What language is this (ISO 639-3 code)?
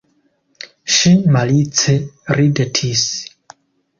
epo